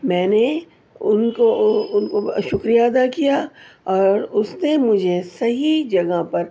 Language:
Urdu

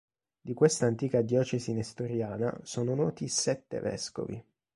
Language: Italian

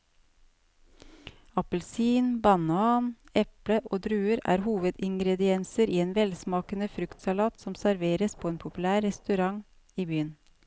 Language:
Norwegian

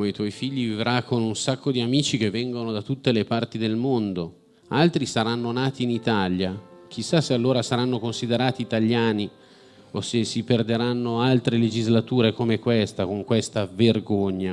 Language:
Italian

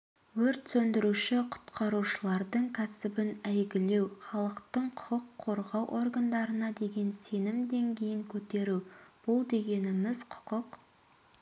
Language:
Kazakh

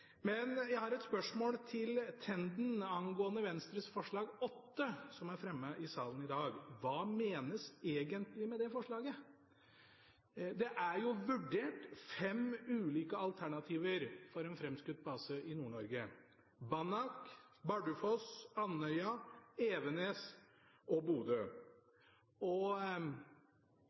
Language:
Norwegian Bokmål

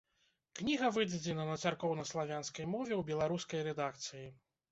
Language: Belarusian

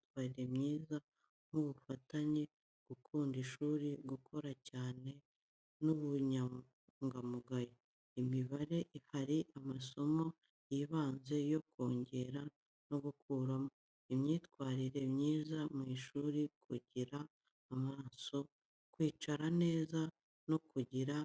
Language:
Kinyarwanda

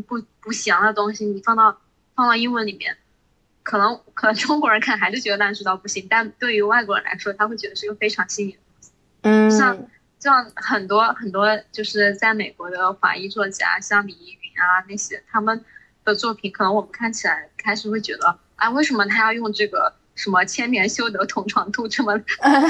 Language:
Chinese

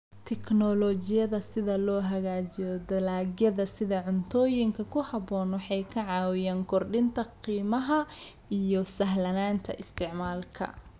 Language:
Somali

